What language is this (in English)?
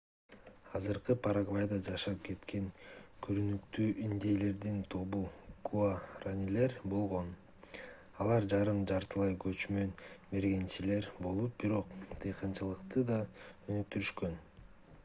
Kyrgyz